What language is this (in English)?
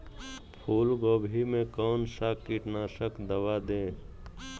Magahi